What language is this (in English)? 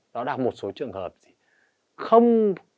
Vietnamese